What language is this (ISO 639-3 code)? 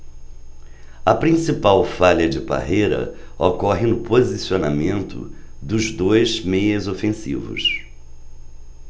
por